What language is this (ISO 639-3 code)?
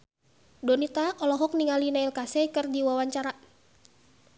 sun